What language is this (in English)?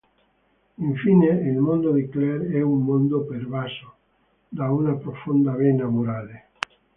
Italian